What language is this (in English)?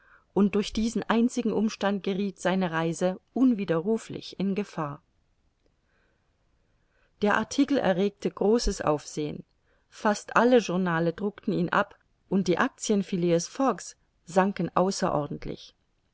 German